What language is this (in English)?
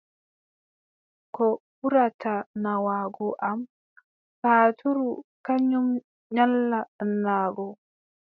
Adamawa Fulfulde